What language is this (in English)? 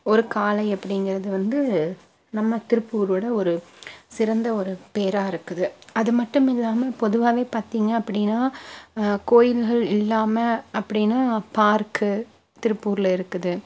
Tamil